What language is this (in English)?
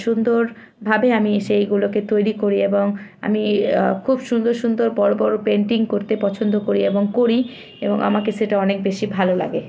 Bangla